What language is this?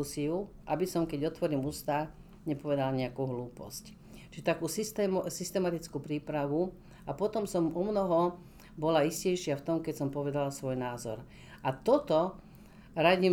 Slovak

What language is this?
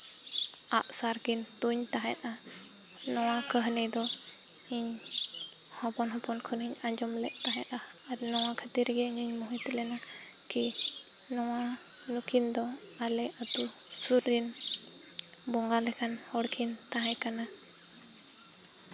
Santali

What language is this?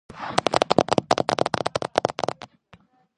Georgian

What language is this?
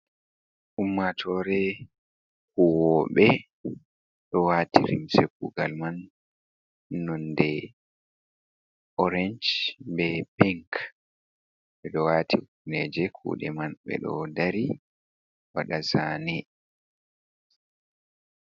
Fula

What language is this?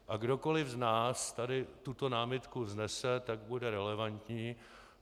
Czech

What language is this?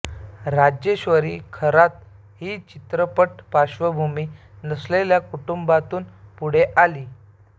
Marathi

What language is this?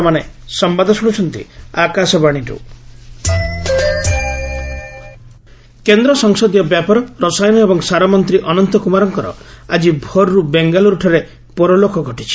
Odia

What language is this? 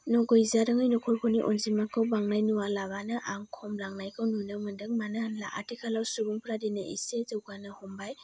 Bodo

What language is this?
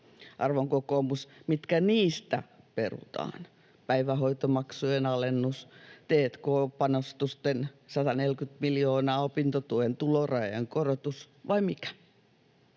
Finnish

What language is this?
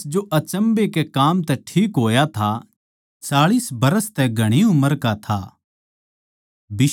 Haryanvi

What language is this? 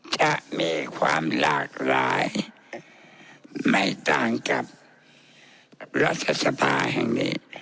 Thai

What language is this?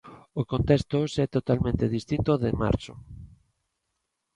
Galician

